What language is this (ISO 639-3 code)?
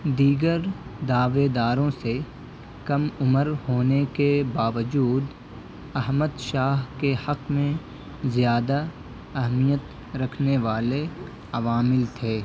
urd